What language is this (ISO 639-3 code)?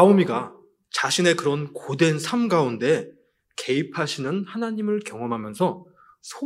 kor